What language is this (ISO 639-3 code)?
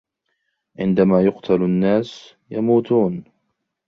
ara